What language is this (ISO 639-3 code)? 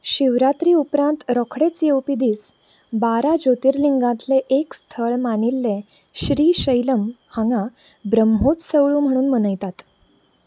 kok